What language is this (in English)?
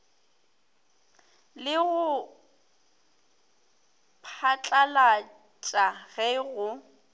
Northern Sotho